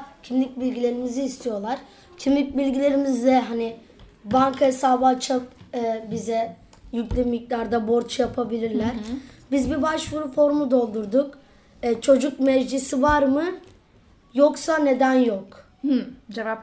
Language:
Turkish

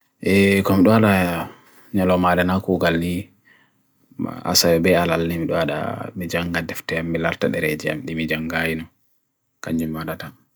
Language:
Bagirmi Fulfulde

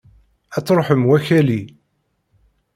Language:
Kabyle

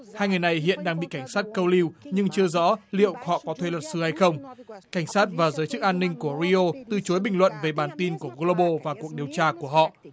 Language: Vietnamese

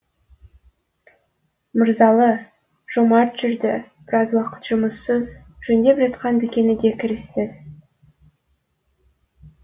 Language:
Kazakh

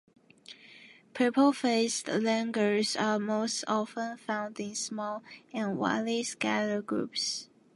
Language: English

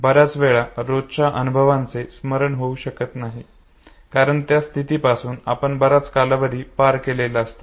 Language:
Marathi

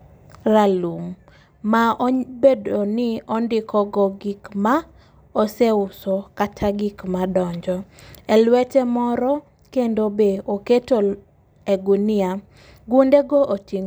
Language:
Luo (Kenya and Tanzania)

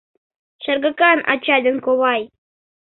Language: Mari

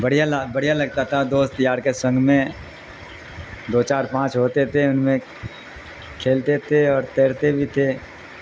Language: Urdu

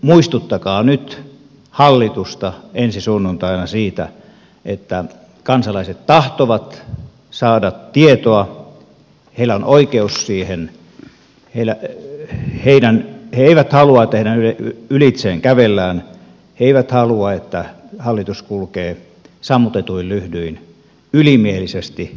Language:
Finnish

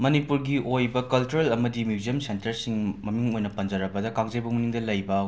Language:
Manipuri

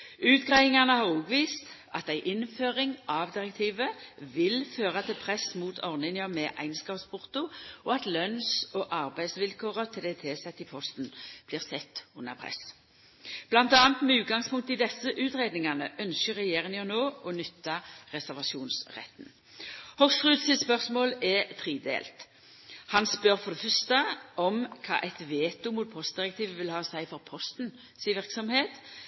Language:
Norwegian Nynorsk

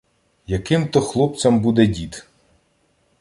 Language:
Ukrainian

